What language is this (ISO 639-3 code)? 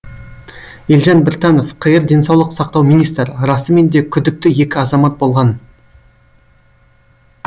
kaz